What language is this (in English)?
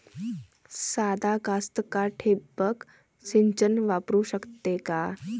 Marathi